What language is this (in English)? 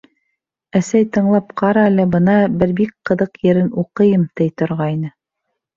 Bashkir